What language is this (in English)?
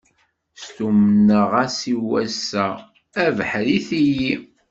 Kabyle